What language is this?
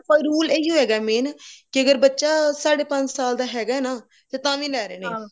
Punjabi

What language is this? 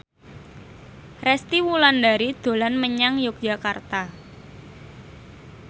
Javanese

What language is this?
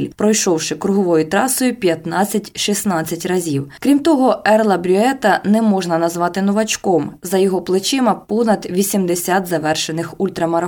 Ukrainian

